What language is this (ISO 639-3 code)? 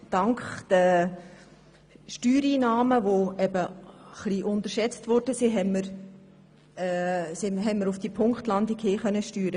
gsw